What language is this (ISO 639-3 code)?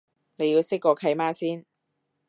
yue